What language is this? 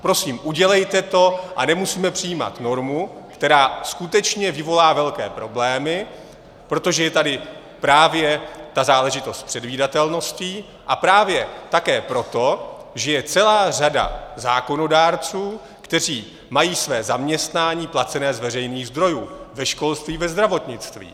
Czech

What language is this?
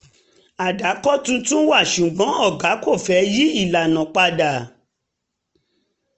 Yoruba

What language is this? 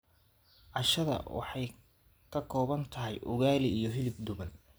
Somali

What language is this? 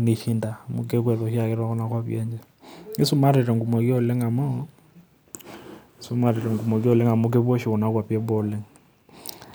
Masai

